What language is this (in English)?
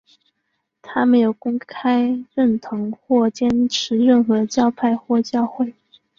Chinese